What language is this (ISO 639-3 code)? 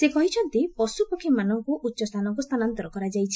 ori